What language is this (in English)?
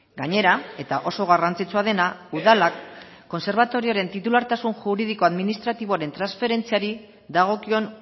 Basque